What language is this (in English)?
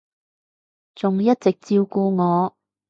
Cantonese